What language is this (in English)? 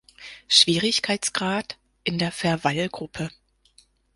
German